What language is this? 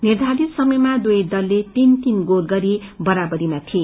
Nepali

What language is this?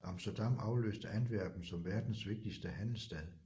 Danish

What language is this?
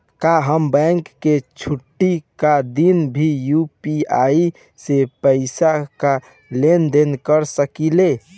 Bhojpuri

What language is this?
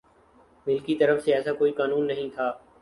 Urdu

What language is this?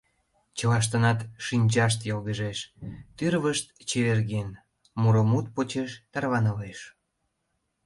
Mari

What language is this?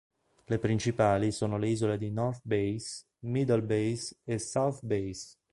Italian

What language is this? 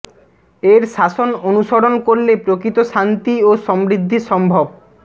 Bangla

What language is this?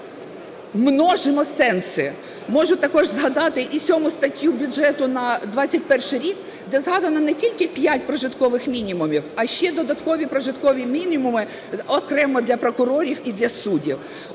Ukrainian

